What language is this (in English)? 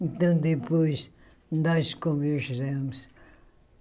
Portuguese